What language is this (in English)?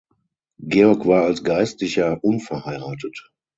German